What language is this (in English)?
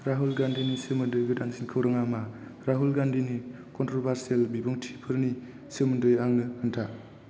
Bodo